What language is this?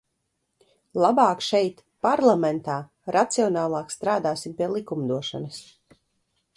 Latvian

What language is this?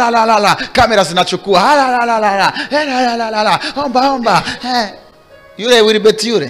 Swahili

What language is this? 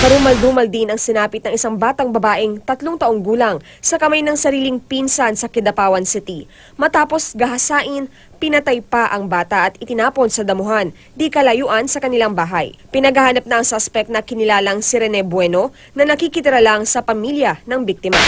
Filipino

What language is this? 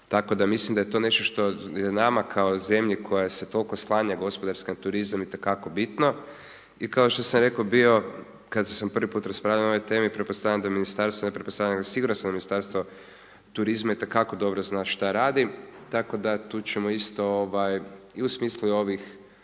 Croatian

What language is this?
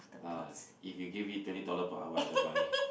English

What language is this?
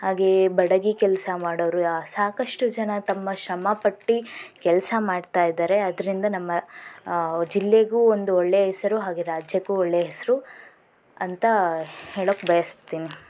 Kannada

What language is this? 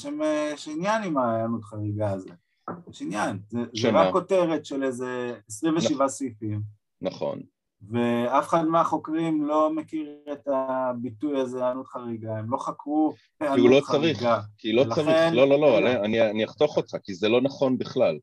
Hebrew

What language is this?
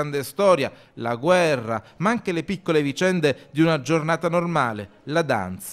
Italian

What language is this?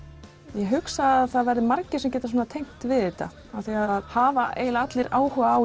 Icelandic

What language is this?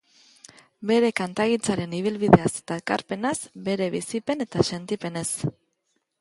Basque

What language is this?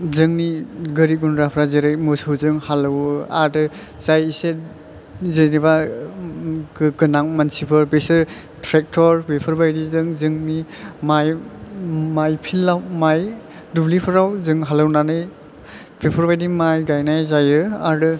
Bodo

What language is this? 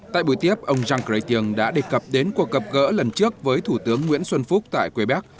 Vietnamese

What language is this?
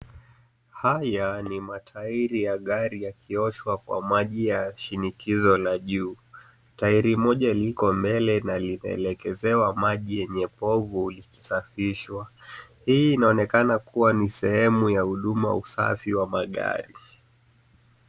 Swahili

